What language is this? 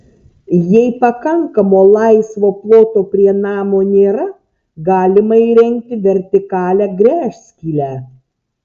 Lithuanian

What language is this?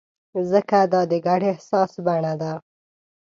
Pashto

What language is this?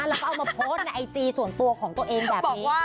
Thai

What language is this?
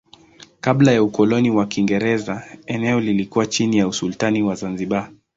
Swahili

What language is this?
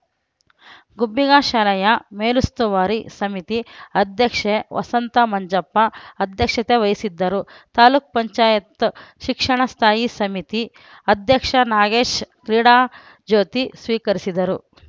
Kannada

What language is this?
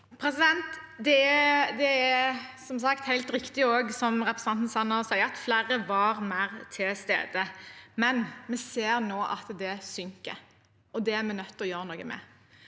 Norwegian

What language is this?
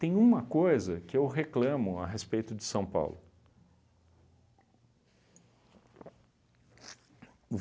Portuguese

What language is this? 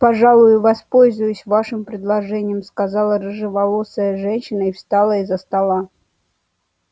Russian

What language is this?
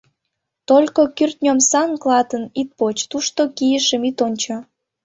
Mari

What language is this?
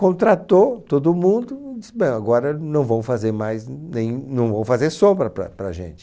Portuguese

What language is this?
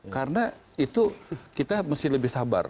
Indonesian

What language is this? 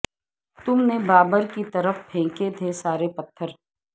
Urdu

